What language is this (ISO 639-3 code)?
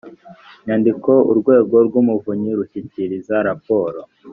kin